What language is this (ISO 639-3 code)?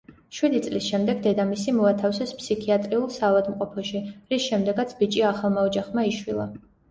kat